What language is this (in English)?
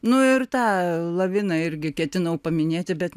Lithuanian